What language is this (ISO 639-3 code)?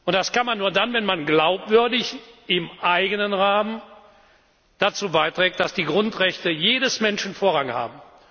deu